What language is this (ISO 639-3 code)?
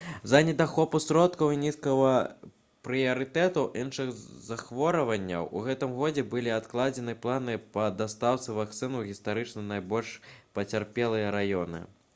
bel